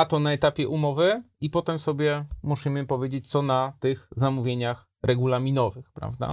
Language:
Polish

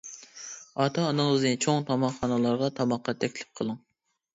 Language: Uyghur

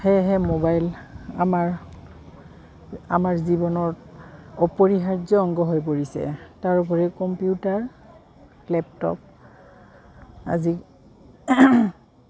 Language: Assamese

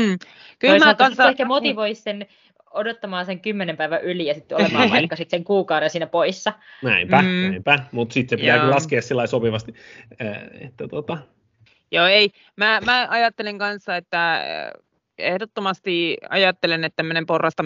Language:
Finnish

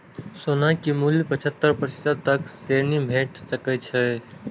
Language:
Maithili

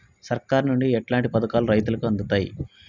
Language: Telugu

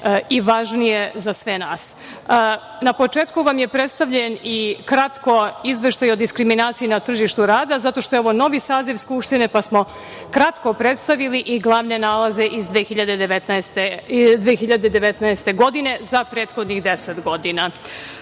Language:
Serbian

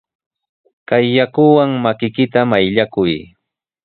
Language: Sihuas Ancash Quechua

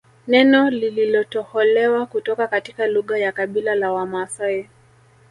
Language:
Swahili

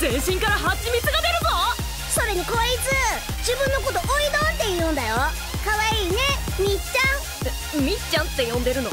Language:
Japanese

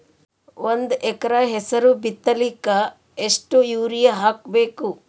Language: Kannada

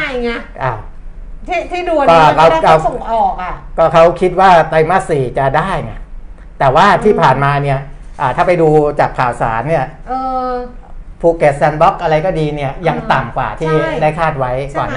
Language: Thai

